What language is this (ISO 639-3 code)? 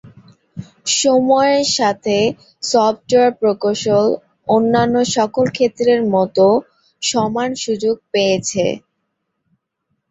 ben